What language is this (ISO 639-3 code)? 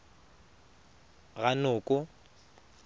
tsn